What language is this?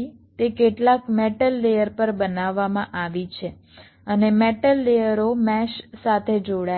Gujarati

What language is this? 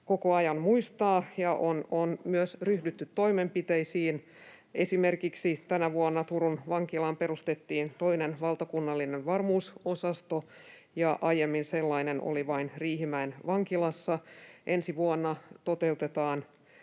Finnish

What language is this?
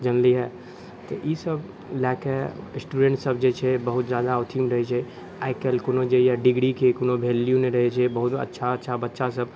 Maithili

